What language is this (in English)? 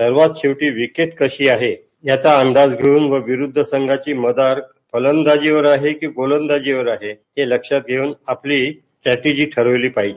Marathi